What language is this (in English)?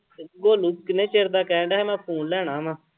Punjabi